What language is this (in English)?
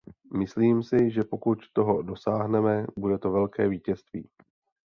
Czech